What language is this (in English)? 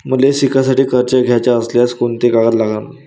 Marathi